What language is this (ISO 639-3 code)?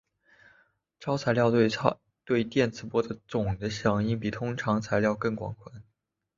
zho